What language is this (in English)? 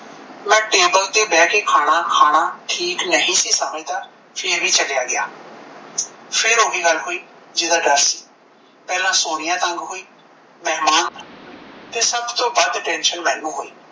Punjabi